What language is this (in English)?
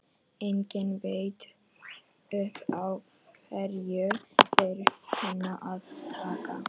Icelandic